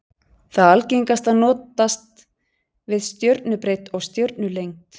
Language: Icelandic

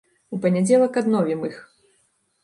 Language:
Belarusian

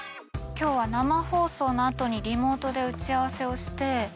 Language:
Japanese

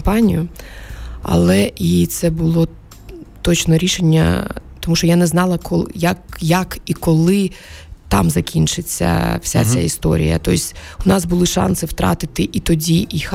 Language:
Ukrainian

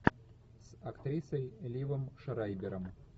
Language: Russian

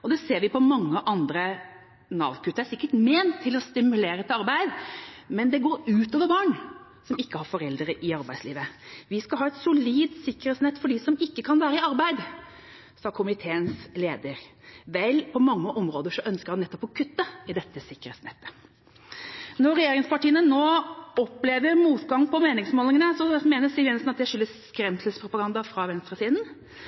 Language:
Norwegian Bokmål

